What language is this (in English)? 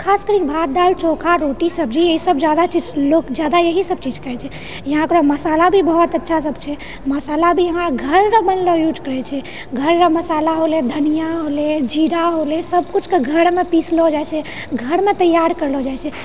Maithili